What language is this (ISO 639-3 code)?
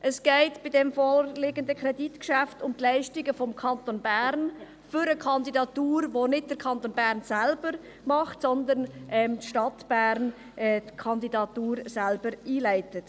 gsw